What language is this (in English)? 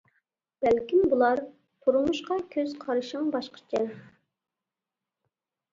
Uyghur